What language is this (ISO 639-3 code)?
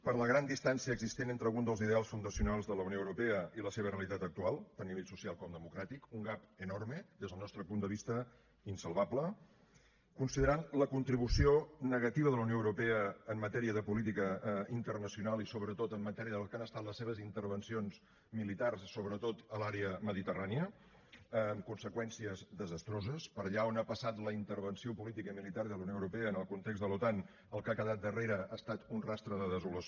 cat